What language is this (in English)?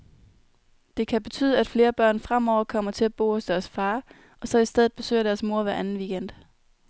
Danish